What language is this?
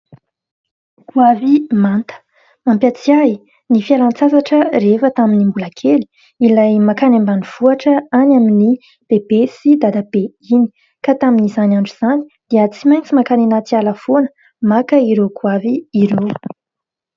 Malagasy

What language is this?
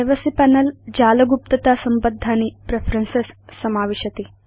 Sanskrit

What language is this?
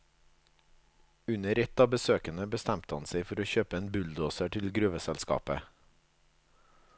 Norwegian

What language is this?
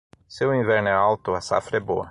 Portuguese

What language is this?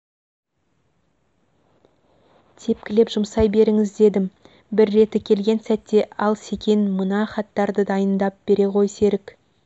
Kazakh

